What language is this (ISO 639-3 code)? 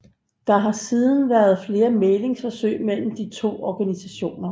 dan